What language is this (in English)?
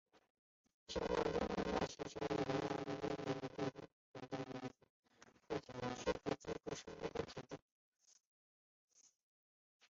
Chinese